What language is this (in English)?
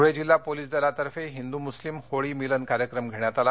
Marathi